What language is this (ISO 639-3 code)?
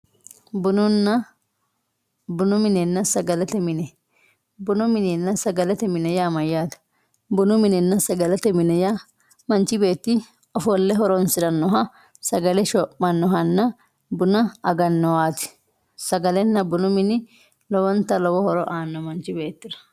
sid